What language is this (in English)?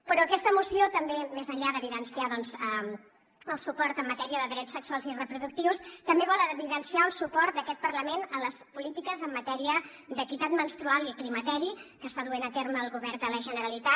Catalan